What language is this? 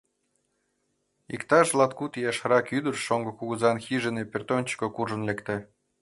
Mari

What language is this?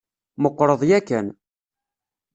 Kabyle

